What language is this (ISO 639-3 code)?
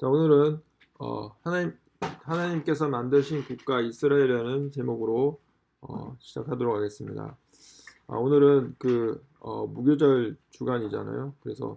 kor